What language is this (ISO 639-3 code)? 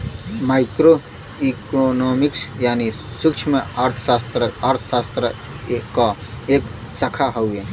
bho